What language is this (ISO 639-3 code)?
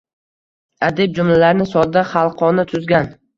uzb